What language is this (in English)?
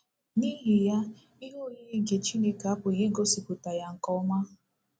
Igbo